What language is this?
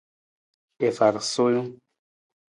Nawdm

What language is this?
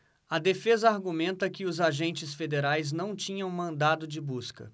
Portuguese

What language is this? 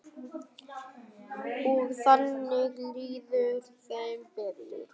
Icelandic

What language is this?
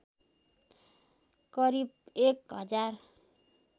Nepali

